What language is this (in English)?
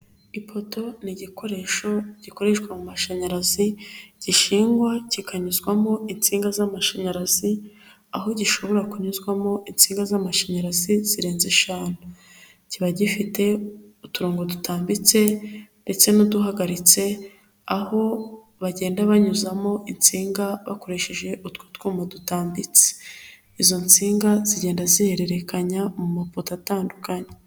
Kinyarwanda